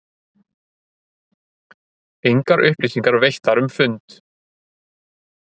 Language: Icelandic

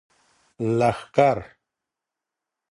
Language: Pashto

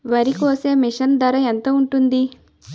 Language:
Telugu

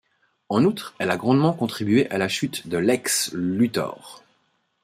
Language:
French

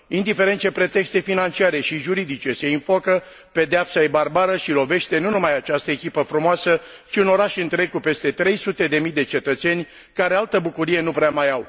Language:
Romanian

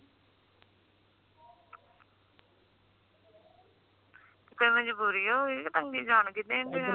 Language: Punjabi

